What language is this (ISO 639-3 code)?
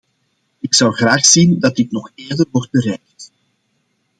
nld